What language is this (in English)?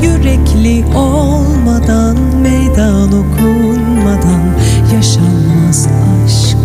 Turkish